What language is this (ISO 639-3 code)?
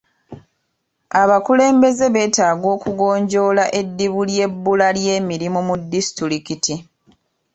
lug